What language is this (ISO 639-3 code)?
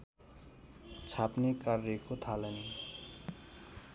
nep